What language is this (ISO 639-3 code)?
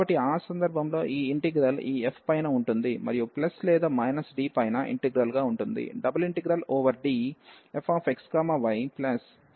tel